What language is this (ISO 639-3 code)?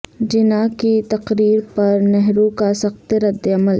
urd